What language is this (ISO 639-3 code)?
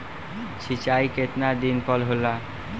bho